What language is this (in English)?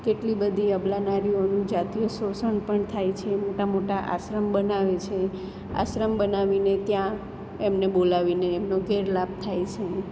Gujarati